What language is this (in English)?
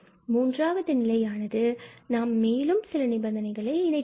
Tamil